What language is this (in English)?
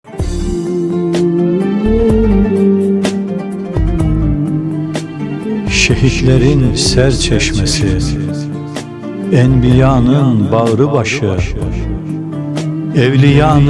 Turkish